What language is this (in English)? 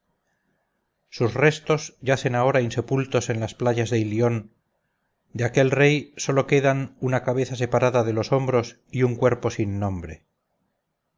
Spanish